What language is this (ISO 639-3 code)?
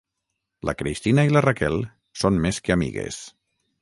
cat